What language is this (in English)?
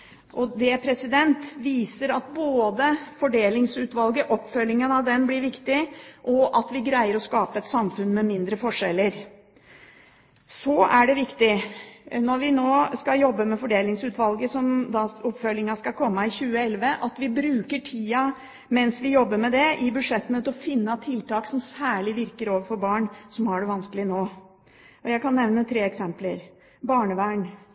Norwegian Bokmål